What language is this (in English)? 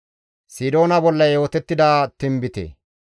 Gamo